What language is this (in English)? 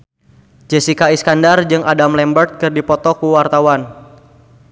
Sundanese